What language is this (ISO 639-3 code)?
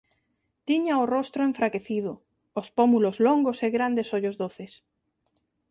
glg